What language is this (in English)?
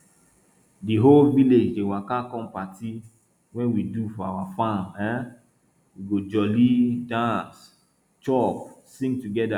Nigerian Pidgin